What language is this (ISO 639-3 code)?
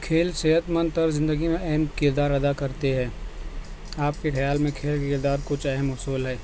urd